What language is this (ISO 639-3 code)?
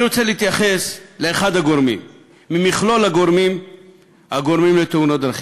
heb